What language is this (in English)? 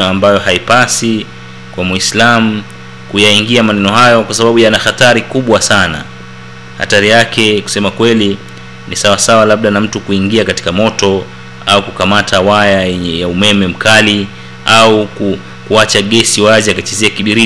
Swahili